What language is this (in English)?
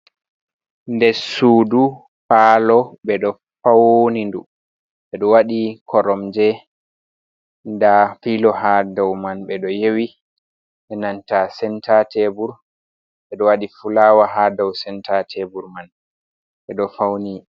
Fula